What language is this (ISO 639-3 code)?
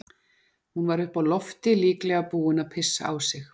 isl